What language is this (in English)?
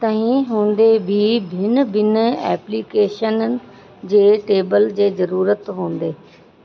Sindhi